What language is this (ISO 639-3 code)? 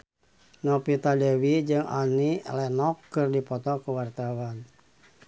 sun